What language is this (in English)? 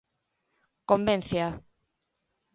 Galician